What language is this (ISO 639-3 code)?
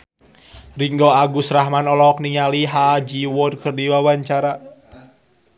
sun